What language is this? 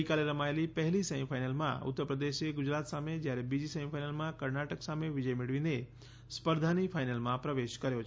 Gujarati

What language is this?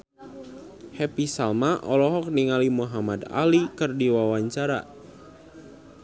Sundanese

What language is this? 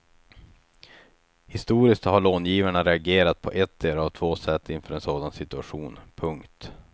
Swedish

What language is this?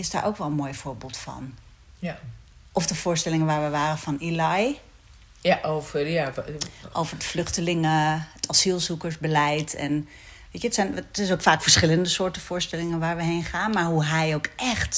Dutch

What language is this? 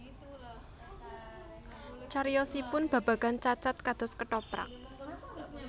Javanese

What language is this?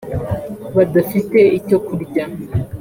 Kinyarwanda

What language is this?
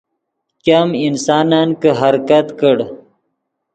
Yidgha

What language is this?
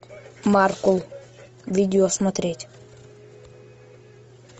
Russian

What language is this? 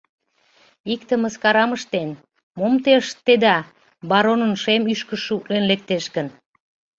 Mari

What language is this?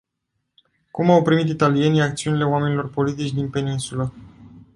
Romanian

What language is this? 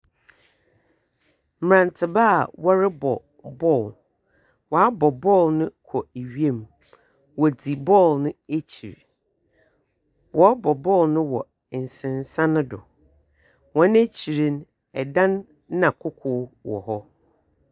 Akan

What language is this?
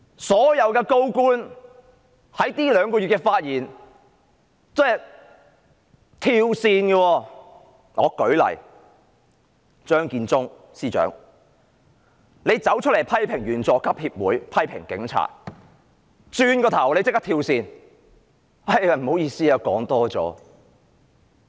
Cantonese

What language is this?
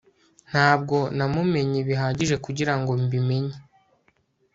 Kinyarwanda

